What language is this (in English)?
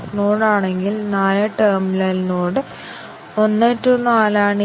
Malayalam